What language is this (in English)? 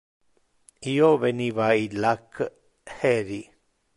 Interlingua